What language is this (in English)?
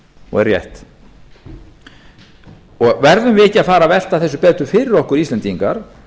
Icelandic